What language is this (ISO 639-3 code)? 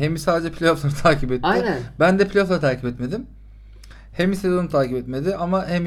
tur